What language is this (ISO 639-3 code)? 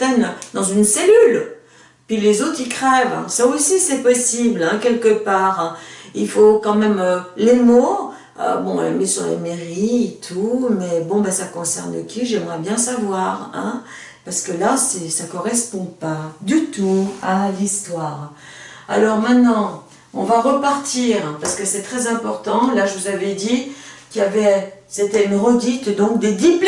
fra